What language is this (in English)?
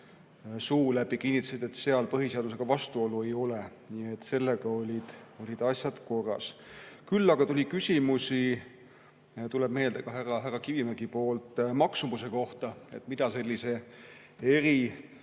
Estonian